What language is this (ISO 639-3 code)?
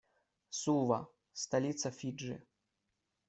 rus